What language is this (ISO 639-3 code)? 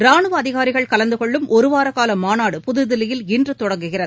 tam